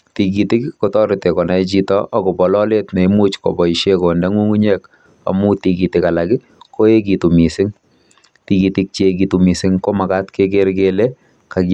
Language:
Kalenjin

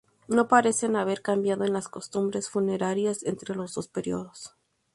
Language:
Spanish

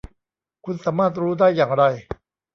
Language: Thai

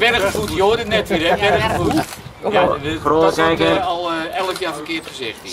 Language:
Dutch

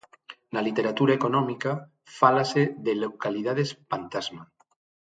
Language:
Galician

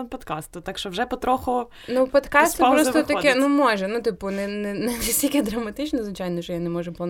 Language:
Ukrainian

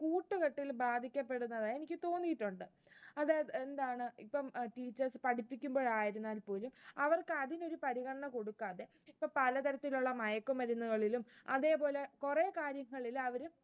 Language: Malayalam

